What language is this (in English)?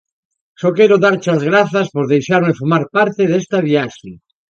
Galician